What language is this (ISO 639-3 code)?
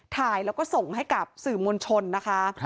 tha